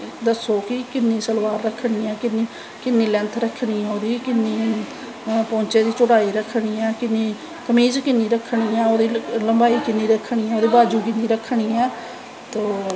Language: Dogri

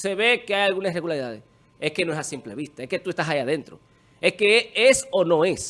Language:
Spanish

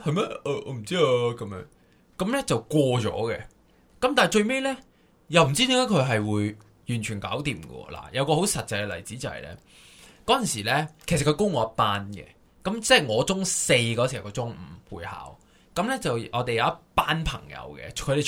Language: Chinese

